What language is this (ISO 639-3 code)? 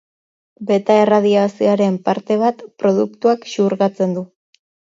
eus